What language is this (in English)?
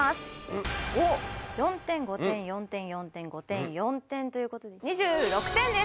Japanese